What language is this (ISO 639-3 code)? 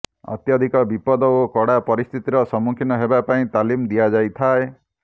ori